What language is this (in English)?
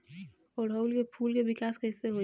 Bhojpuri